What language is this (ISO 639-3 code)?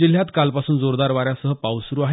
mar